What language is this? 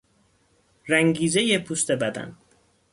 Persian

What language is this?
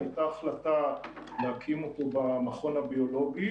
Hebrew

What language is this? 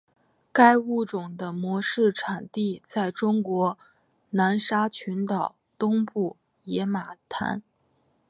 Chinese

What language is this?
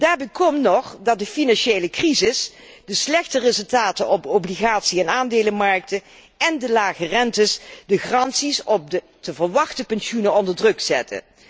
Dutch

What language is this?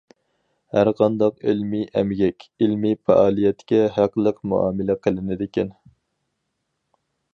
Uyghur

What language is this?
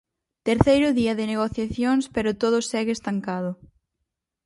Galician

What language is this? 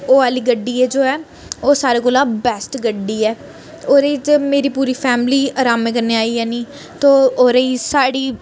Dogri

